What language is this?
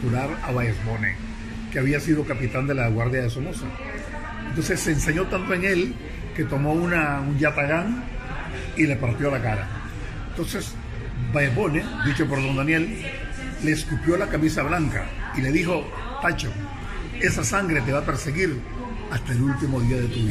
Spanish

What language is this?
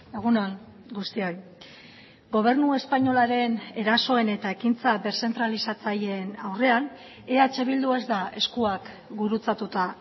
Basque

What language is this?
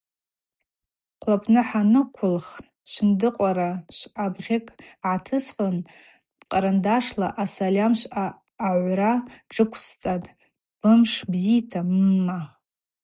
Abaza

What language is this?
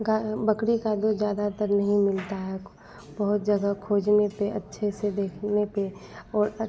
Hindi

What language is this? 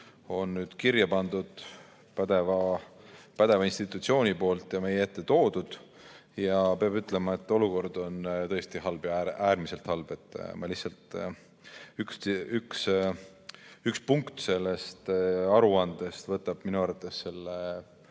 Estonian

